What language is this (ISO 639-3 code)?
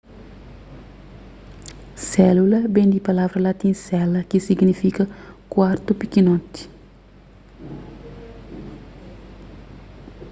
kea